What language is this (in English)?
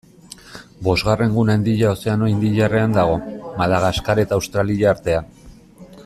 Basque